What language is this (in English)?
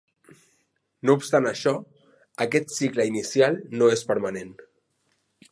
Catalan